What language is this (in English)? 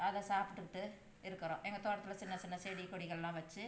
Tamil